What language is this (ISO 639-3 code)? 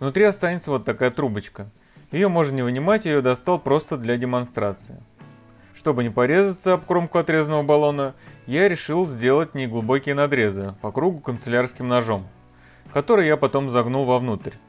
rus